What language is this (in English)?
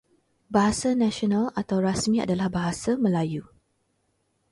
Malay